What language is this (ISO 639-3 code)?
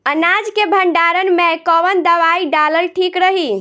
bho